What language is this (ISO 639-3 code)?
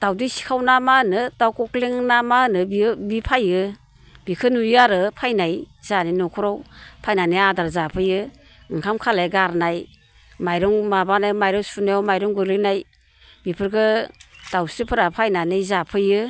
brx